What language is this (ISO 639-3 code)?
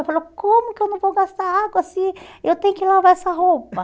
por